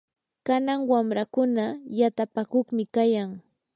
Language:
Yanahuanca Pasco Quechua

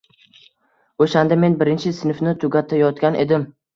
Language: Uzbek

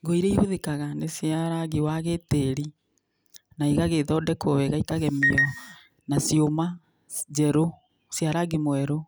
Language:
Kikuyu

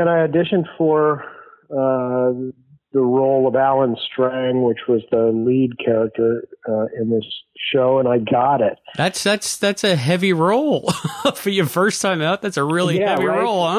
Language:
English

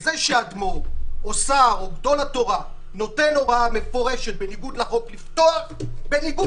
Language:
Hebrew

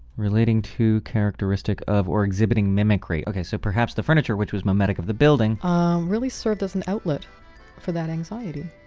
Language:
English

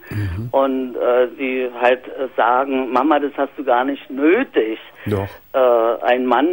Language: German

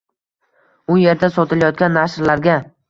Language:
Uzbek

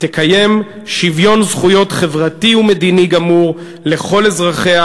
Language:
Hebrew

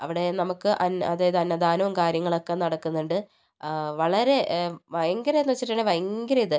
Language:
Malayalam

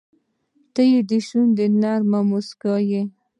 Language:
Pashto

